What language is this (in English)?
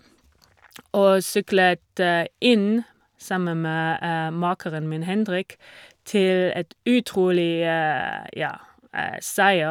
Norwegian